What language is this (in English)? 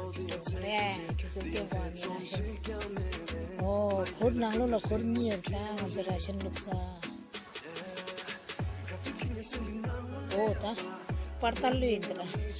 Romanian